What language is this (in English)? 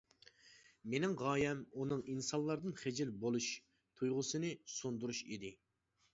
Uyghur